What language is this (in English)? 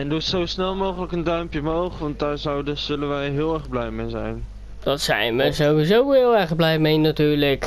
Dutch